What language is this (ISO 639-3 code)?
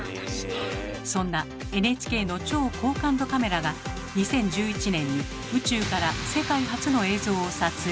jpn